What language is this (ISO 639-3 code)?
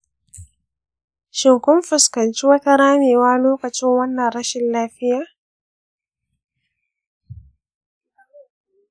hau